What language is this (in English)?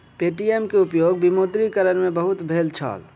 Maithili